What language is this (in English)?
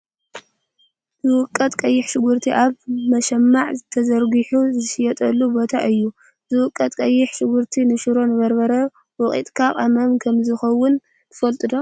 Tigrinya